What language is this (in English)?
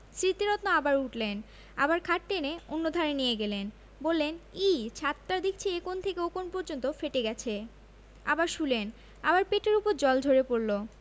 Bangla